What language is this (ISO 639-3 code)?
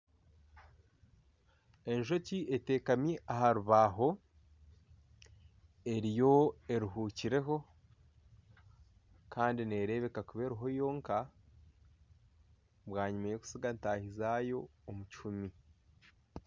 nyn